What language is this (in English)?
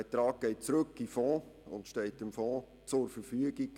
Swiss German